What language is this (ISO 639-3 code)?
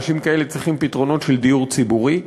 heb